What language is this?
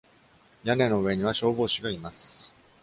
Japanese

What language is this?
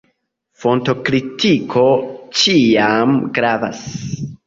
Esperanto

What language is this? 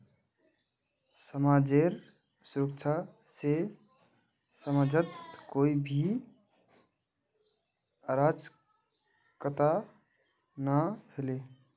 Magahi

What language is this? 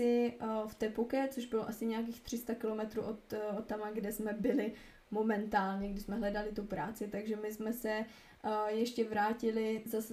Czech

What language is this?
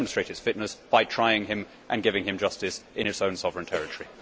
English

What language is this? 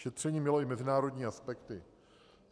Czech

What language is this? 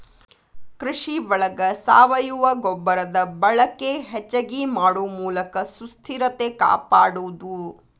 Kannada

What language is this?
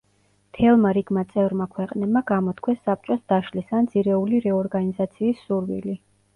Georgian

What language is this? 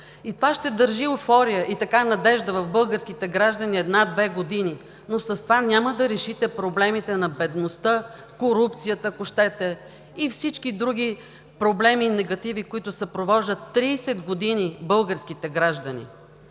Bulgarian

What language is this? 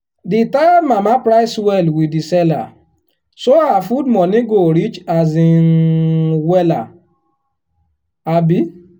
Nigerian Pidgin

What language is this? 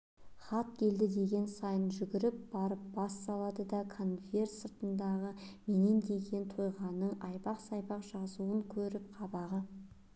Kazakh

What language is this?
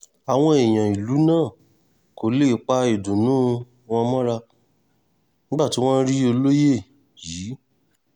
Yoruba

